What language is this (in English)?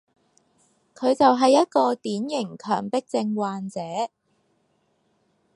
Cantonese